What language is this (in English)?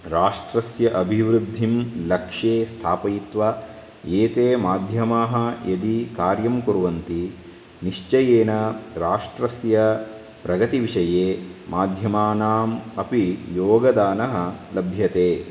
Sanskrit